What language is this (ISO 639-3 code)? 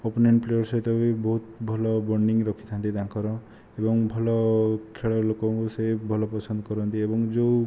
ori